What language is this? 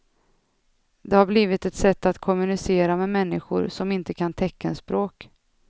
Swedish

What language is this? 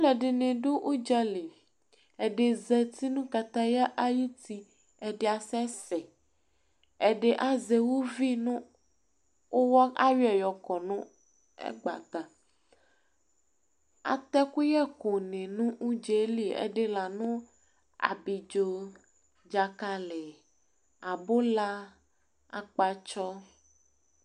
Ikposo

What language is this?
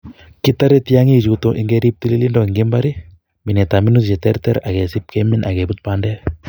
Kalenjin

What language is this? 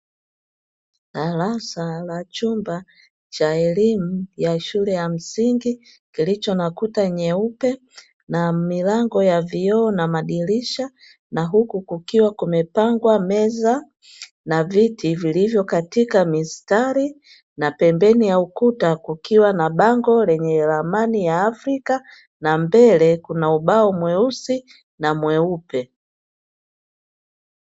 Swahili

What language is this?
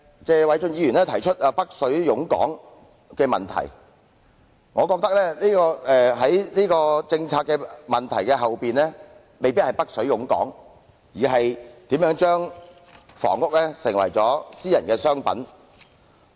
Cantonese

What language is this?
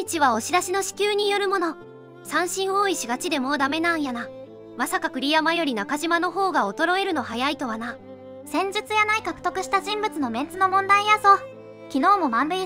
Japanese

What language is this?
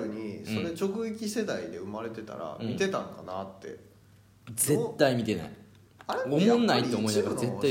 Japanese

